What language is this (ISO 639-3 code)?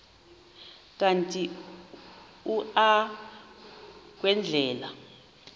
xho